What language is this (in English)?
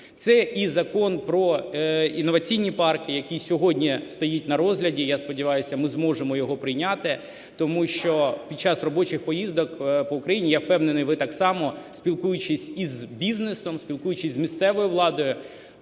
Ukrainian